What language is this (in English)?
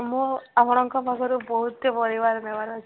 Odia